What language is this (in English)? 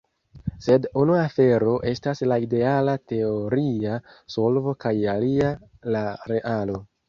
Esperanto